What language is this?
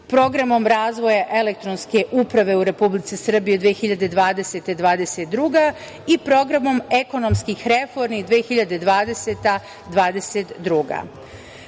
Serbian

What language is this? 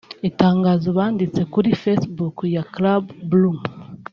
Kinyarwanda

